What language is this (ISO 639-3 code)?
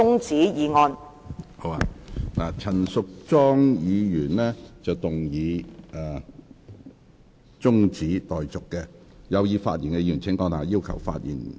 yue